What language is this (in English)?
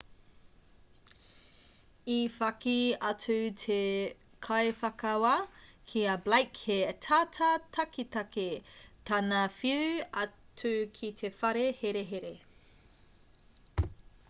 Māori